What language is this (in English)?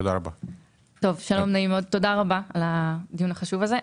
Hebrew